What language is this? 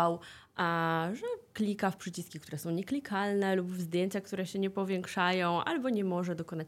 Polish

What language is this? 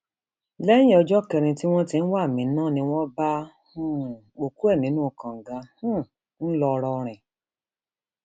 Yoruba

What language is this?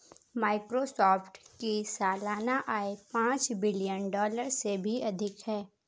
Hindi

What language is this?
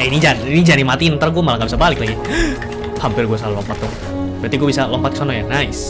Indonesian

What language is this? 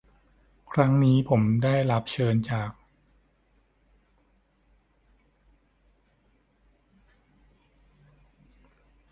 Thai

